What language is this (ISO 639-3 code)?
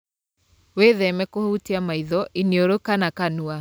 kik